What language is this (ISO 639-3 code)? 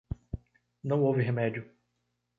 por